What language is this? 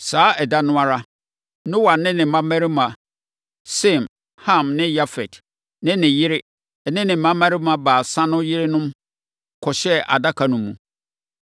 Akan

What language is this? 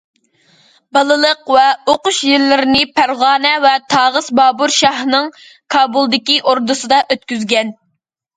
Uyghur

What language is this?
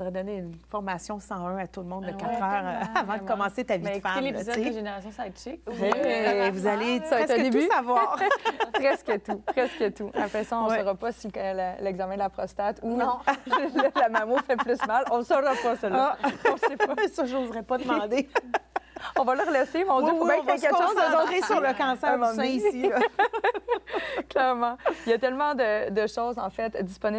French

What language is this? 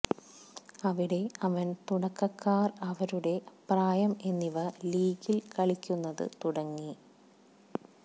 Malayalam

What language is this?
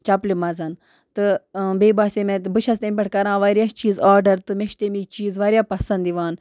Kashmiri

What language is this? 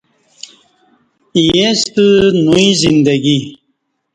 Kati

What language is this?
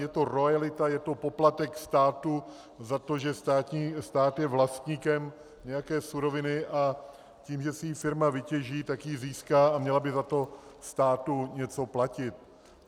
Czech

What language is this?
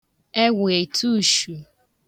Igbo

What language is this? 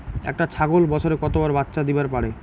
Bangla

